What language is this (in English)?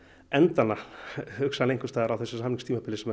Icelandic